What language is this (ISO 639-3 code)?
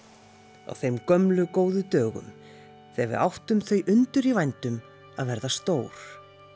isl